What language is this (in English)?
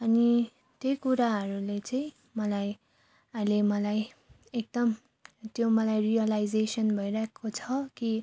Nepali